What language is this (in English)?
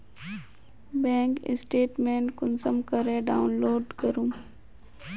Magahi